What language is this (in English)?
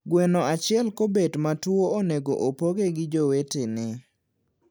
Luo (Kenya and Tanzania)